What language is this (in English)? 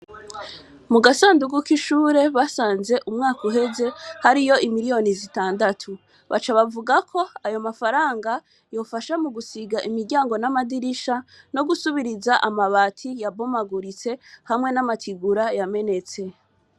Rundi